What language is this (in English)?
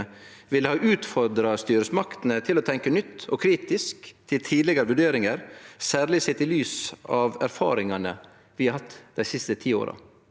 Norwegian